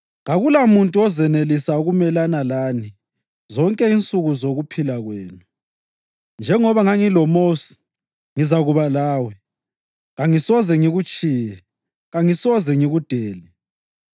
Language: North Ndebele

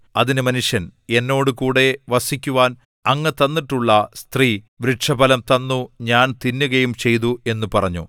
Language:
Malayalam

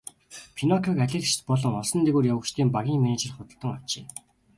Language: Mongolian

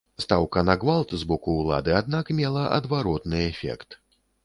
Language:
Belarusian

